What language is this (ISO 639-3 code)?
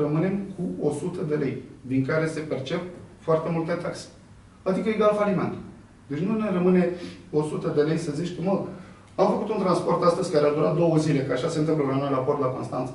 ron